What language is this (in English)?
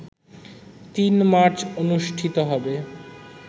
Bangla